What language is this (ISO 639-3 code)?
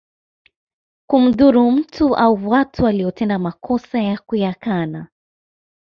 swa